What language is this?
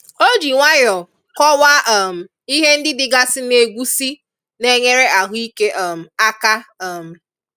Igbo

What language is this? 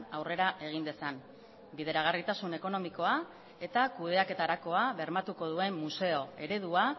Basque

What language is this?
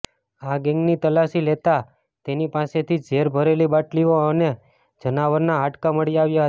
Gujarati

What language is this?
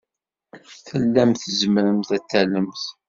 Kabyle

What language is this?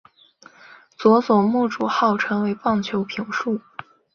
Chinese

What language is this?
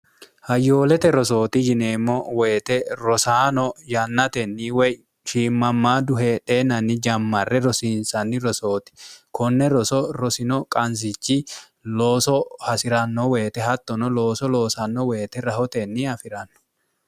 Sidamo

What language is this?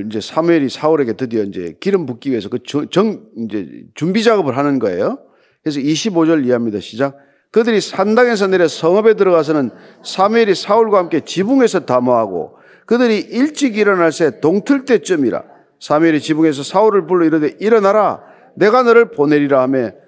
Korean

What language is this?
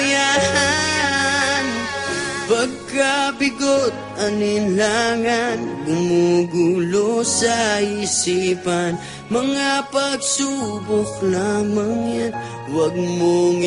Filipino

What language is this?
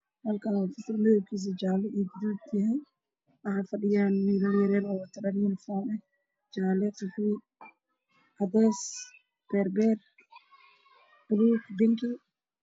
Somali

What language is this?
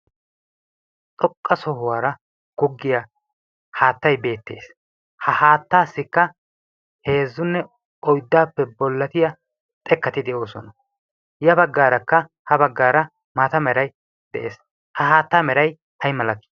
Wolaytta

